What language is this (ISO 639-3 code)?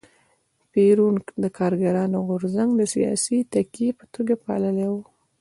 pus